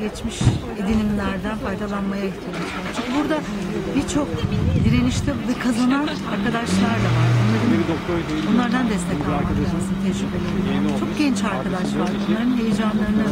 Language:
Turkish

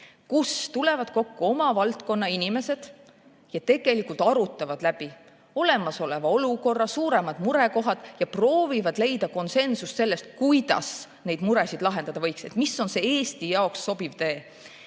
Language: Estonian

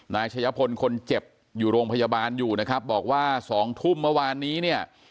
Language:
Thai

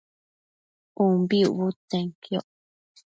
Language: Matsés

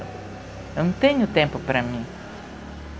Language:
Portuguese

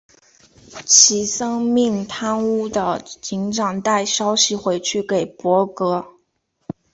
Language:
Chinese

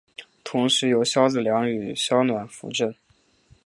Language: Chinese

